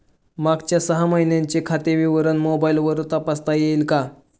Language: Marathi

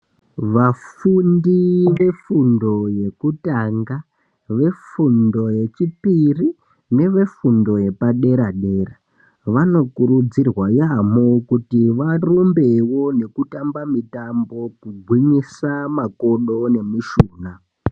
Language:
Ndau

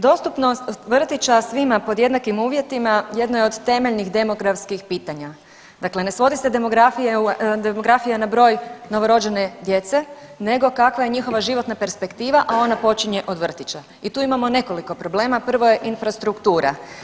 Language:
Croatian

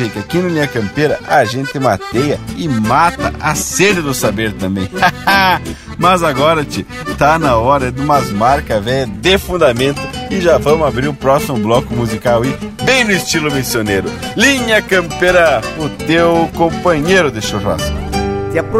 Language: Portuguese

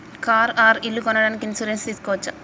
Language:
Telugu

